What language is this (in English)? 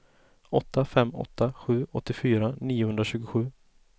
Swedish